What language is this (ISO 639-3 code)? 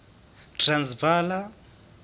sot